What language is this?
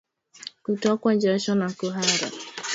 Swahili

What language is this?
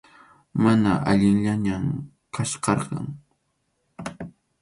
Arequipa-La Unión Quechua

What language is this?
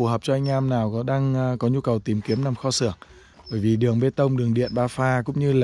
Vietnamese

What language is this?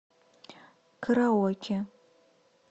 Russian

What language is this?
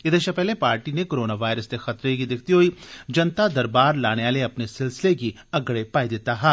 Dogri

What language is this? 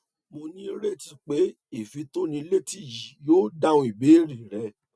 Yoruba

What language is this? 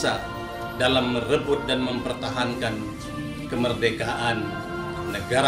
Indonesian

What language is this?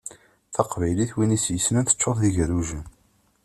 Kabyle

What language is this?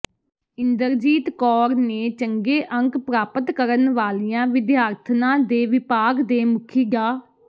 Punjabi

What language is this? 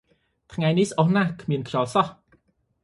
Khmer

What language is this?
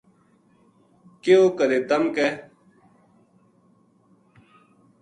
Gujari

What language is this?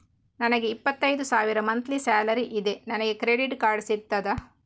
Kannada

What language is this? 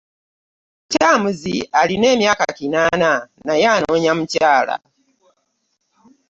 Ganda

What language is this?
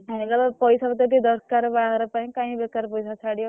Odia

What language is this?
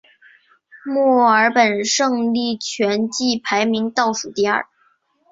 Chinese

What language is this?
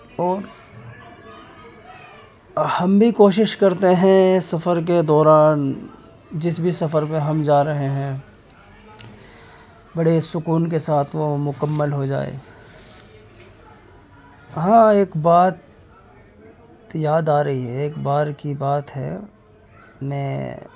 Urdu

